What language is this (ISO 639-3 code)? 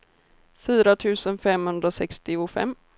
swe